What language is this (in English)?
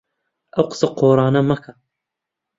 Central Kurdish